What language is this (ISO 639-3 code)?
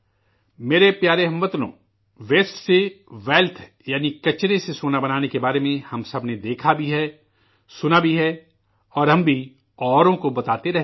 urd